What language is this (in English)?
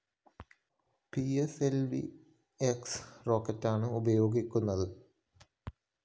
Malayalam